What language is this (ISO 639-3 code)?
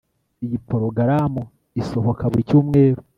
kin